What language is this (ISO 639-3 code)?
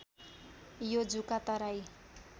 nep